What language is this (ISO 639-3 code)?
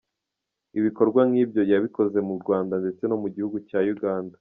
kin